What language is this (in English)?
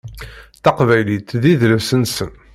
Kabyle